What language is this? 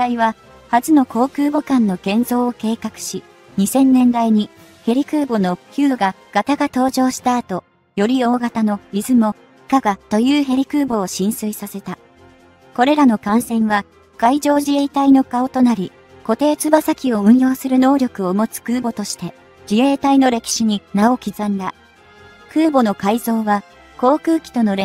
Japanese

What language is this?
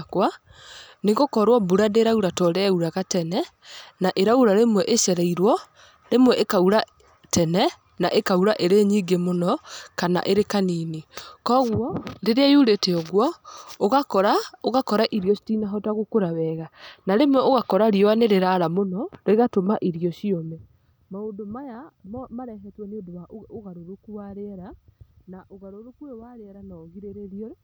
Kikuyu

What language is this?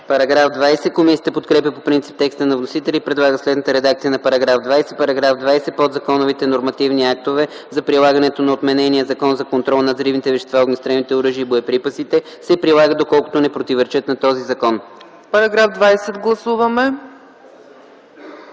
Bulgarian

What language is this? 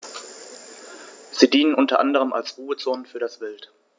German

